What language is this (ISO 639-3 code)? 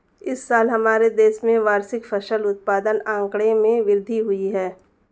hin